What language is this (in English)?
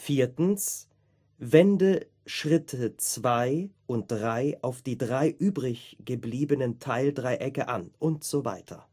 German